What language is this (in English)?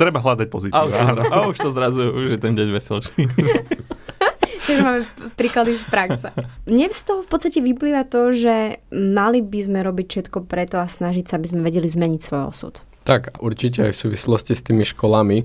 Slovak